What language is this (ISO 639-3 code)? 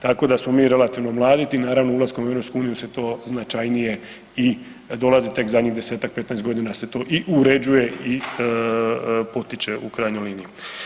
hrv